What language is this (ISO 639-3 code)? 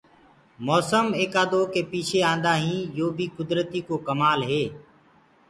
ggg